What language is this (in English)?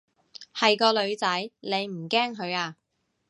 Cantonese